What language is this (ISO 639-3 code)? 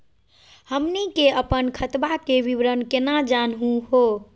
mag